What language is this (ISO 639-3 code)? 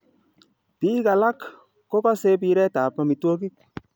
kln